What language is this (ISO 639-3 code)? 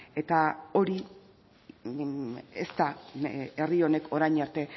eus